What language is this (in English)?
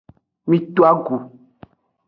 Aja (Benin)